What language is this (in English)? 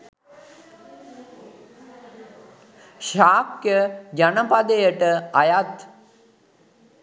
Sinhala